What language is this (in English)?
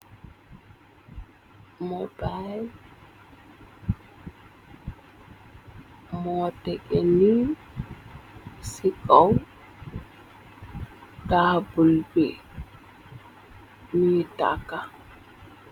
Wolof